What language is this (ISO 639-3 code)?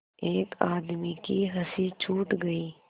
hin